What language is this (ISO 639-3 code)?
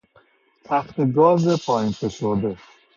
fas